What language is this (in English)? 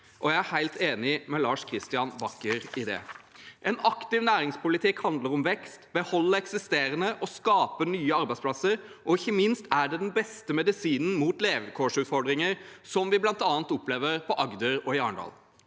Norwegian